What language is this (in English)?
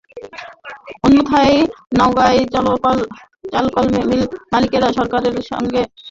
Bangla